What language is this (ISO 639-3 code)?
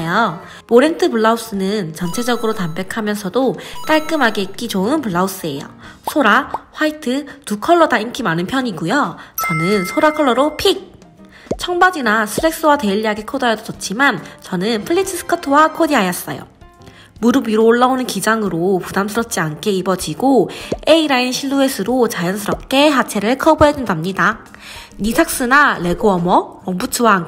kor